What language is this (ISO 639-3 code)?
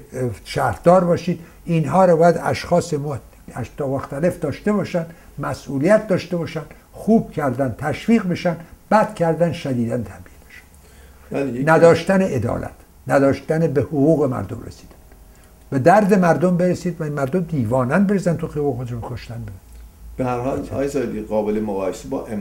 fas